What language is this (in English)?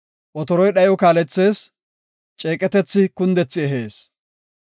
Gofa